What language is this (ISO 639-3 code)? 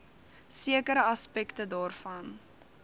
afr